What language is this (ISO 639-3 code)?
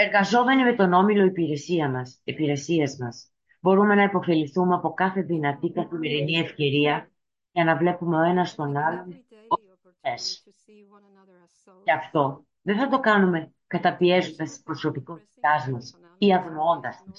ell